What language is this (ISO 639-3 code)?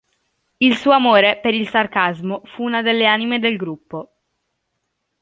ita